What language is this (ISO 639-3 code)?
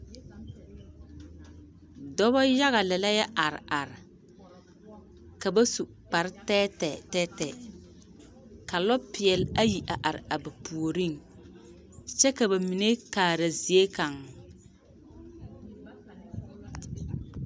dga